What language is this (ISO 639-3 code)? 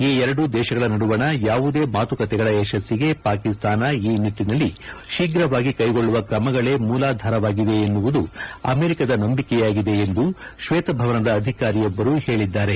kan